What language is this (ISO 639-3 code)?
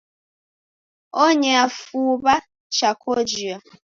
dav